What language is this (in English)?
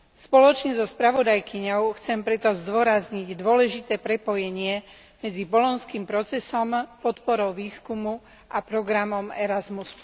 Slovak